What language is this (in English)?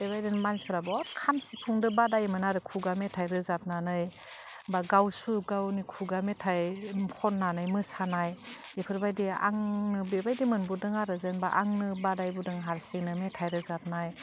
Bodo